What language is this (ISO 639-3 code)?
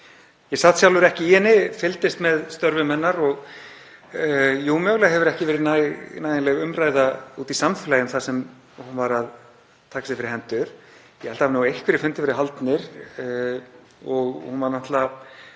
isl